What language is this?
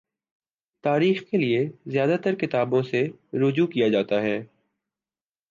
Urdu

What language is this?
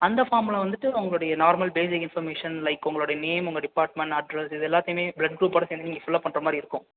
Tamil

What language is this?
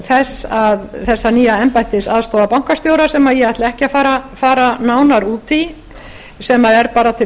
Icelandic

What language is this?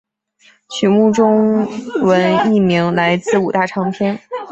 Chinese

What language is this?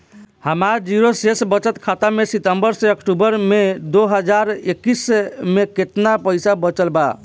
Bhojpuri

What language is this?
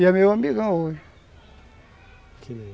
Portuguese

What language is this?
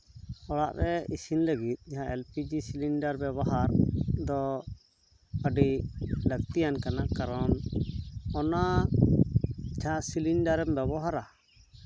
Santali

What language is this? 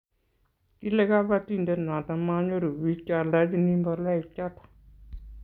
Kalenjin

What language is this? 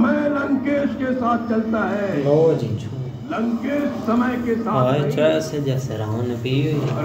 Hindi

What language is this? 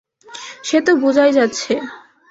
Bangla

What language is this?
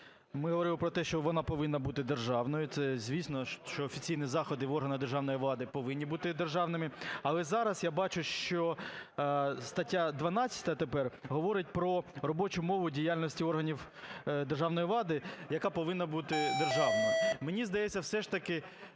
Ukrainian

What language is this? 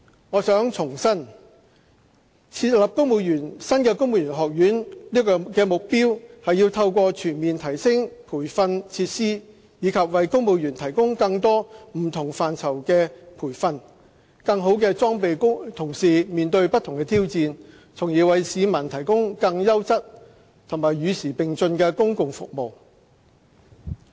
Cantonese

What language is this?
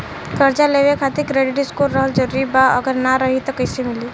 Bhojpuri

